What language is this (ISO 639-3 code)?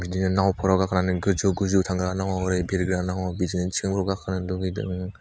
brx